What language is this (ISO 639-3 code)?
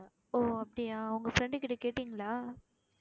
tam